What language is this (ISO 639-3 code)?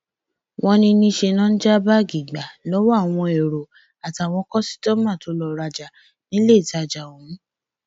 yor